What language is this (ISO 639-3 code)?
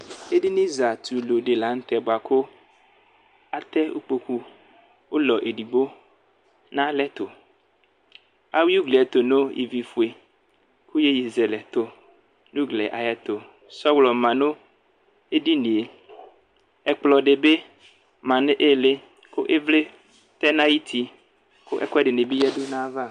kpo